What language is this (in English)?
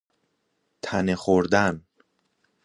Persian